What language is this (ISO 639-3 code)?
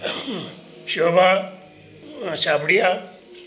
snd